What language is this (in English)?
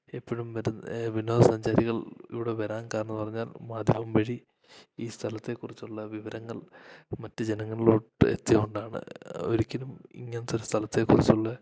Malayalam